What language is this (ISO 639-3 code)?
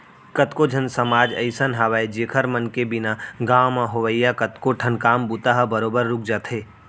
hne